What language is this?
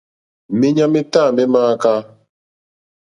Mokpwe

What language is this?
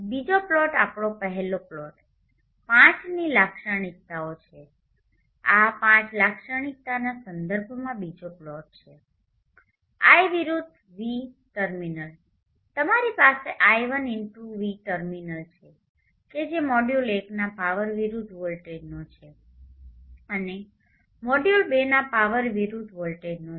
Gujarati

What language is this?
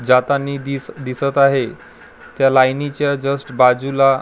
Marathi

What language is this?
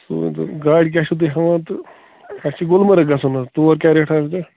Kashmiri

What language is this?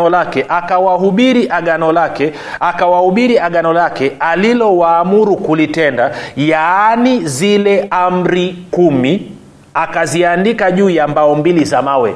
Swahili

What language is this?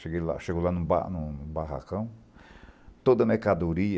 Portuguese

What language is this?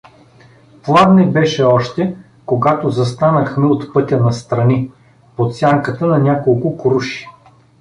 Bulgarian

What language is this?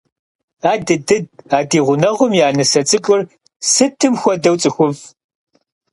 Kabardian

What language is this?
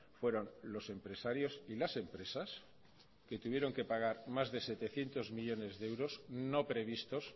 Spanish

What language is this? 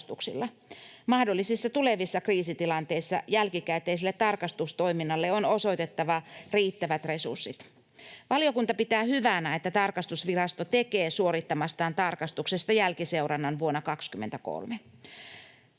Finnish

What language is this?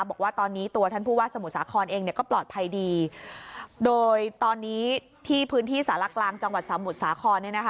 Thai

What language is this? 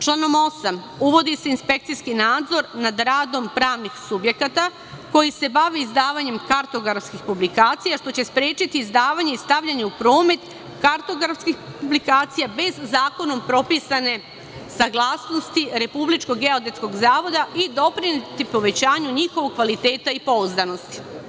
Serbian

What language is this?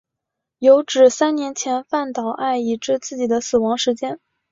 Chinese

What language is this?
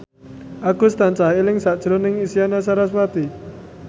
Javanese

